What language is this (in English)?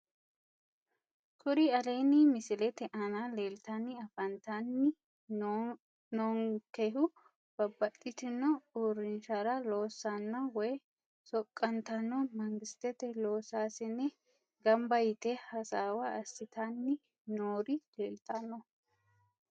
Sidamo